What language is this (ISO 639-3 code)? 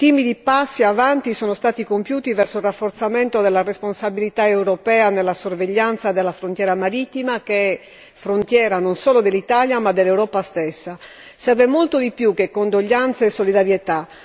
ita